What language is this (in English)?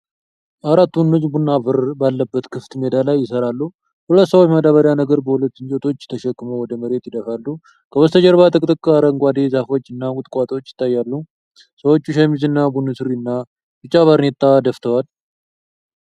Amharic